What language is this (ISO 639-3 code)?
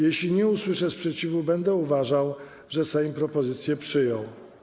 pol